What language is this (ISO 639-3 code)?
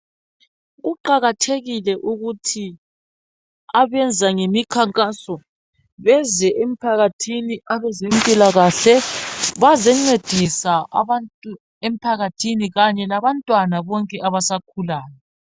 nde